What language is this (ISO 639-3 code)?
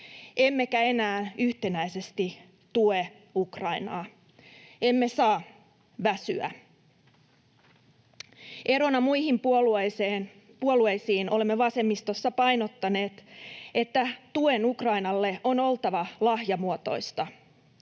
fin